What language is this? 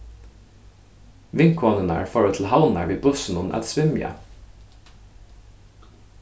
Faroese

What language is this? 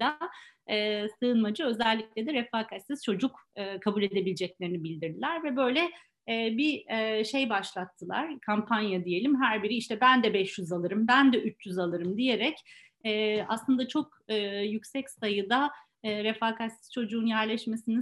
Turkish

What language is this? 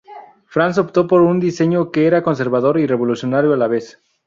Spanish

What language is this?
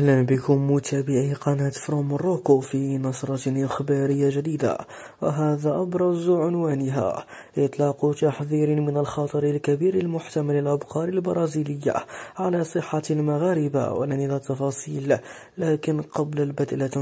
Arabic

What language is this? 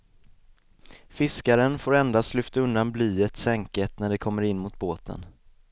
Swedish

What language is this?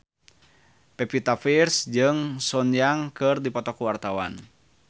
Sundanese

